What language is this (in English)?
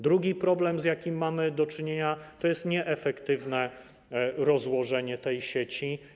Polish